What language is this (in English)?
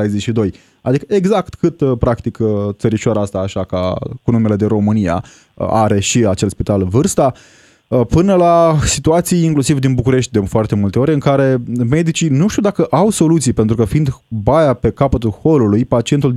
Romanian